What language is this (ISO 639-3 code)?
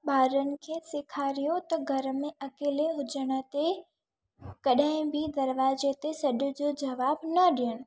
snd